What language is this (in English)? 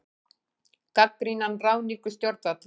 Icelandic